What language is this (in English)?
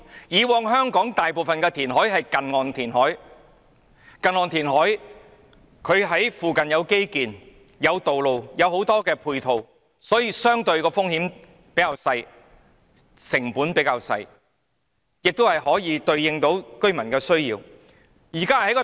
Cantonese